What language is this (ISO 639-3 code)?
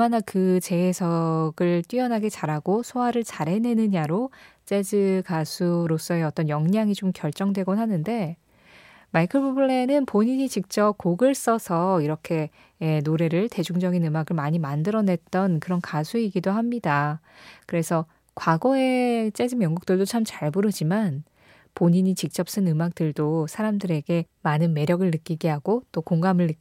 kor